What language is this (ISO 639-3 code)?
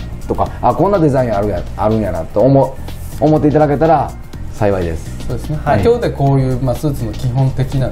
jpn